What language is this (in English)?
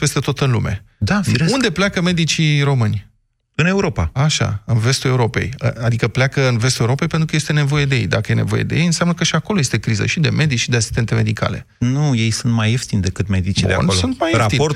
Romanian